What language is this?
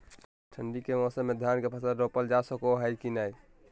Magahi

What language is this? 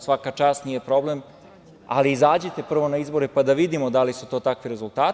Serbian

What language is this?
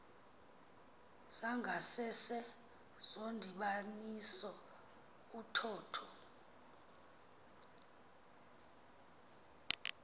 Xhosa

